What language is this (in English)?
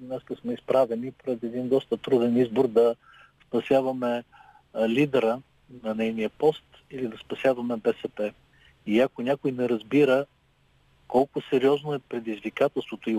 Bulgarian